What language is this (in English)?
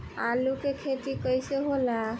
Bhojpuri